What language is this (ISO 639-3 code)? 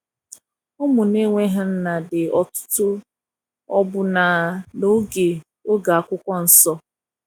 ibo